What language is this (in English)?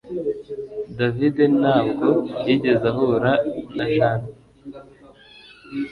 Kinyarwanda